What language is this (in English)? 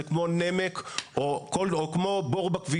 Hebrew